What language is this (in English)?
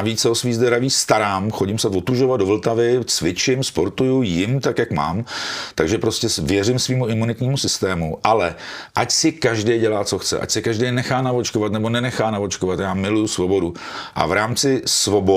Czech